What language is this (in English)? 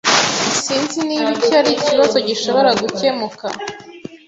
Kinyarwanda